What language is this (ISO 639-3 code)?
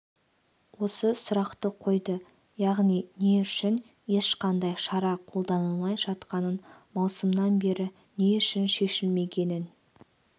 kaz